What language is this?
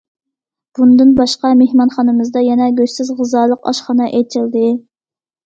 Uyghur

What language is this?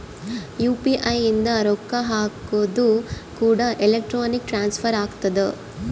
Kannada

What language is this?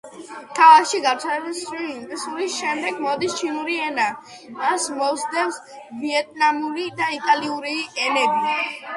Georgian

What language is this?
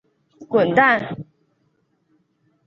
Chinese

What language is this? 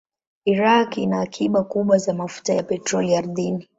Swahili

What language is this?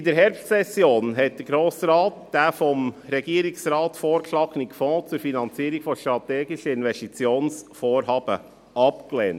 Swiss German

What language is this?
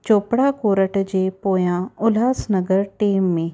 Sindhi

